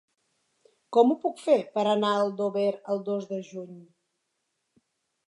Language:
Catalan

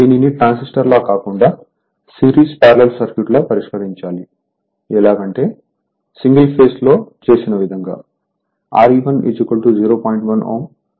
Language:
Telugu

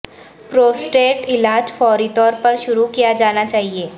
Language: Urdu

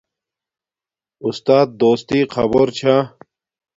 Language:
Domaaki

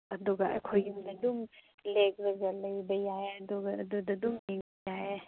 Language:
Manipuri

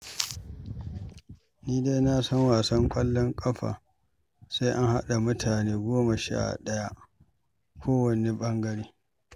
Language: Hausa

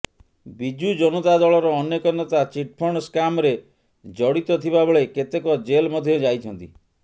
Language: Odia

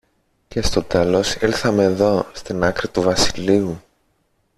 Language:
Greek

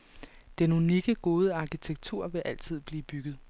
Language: Danish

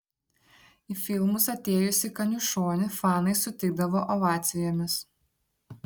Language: Lithuanian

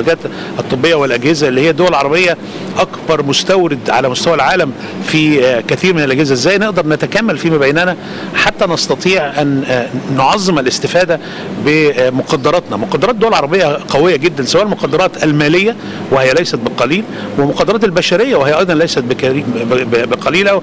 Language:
Arabic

